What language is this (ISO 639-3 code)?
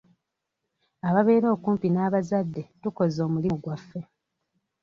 lug